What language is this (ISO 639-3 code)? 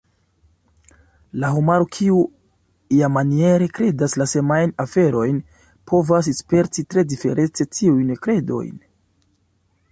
epo